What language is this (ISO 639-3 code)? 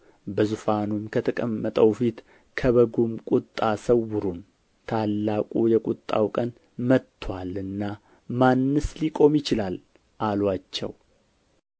amh